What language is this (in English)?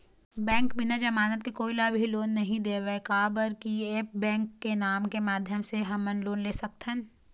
Chhattisgarhi